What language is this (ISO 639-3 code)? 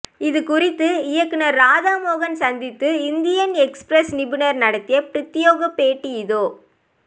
tam